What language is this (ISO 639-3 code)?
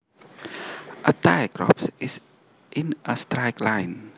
jav